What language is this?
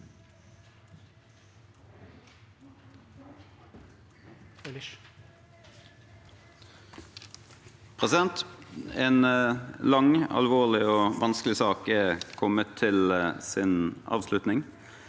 Norwegian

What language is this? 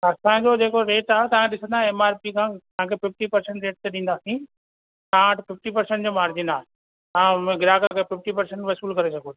Sindhi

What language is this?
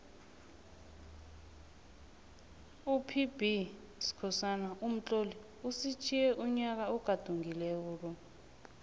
South Ndebele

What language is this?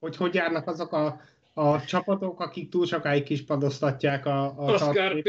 Hungarian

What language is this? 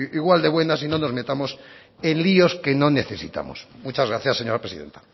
Spanish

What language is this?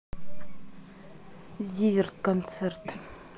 Russian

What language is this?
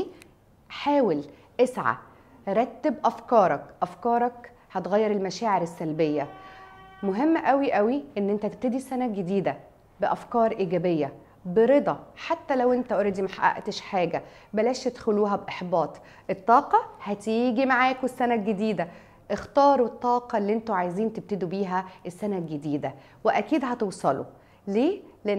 Arabic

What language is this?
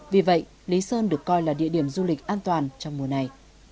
Vietnamese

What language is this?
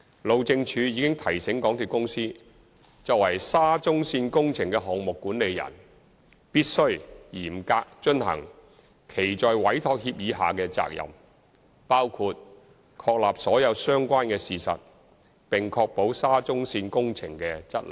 Cantonese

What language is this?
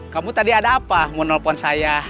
Indonesian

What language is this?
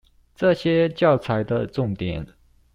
Chinese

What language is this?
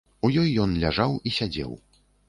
Belarusian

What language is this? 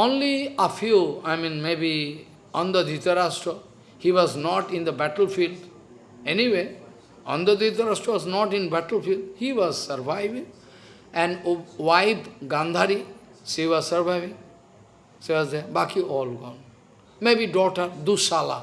English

